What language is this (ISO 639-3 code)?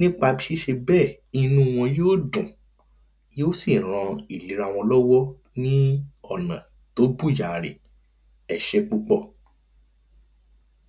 yor